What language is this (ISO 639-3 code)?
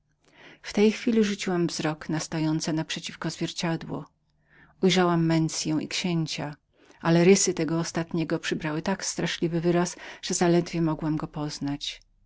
pol